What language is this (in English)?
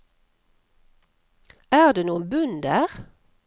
Norwegian